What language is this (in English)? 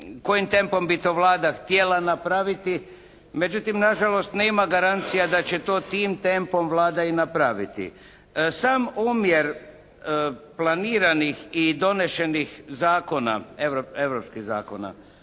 Croatian